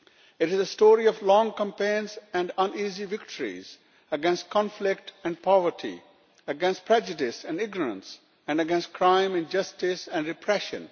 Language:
English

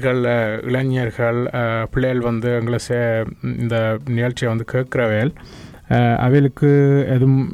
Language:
Tamil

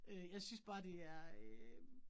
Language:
Danish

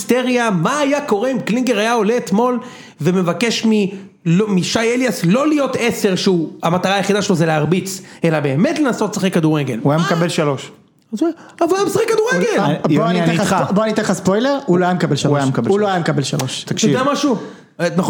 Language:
Hebrew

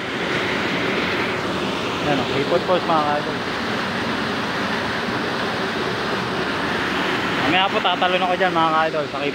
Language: Filipino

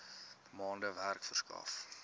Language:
Afrikaans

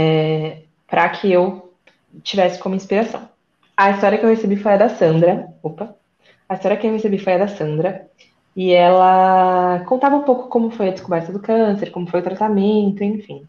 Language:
Portuguese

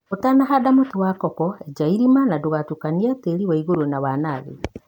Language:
Kikuyu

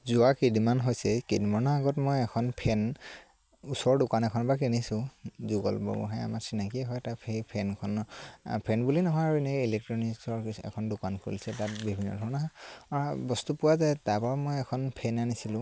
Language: Assamese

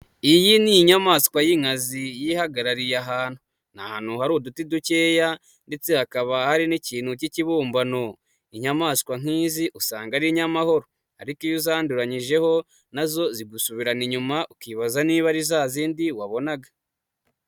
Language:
Kinyarwanda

